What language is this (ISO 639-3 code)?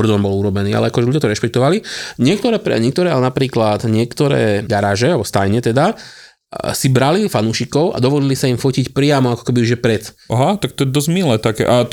slk